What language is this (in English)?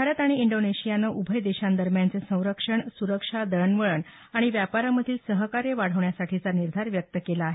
Marathi